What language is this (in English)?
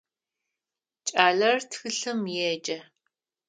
Adyghe